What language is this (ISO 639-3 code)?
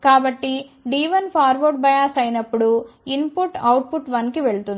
tel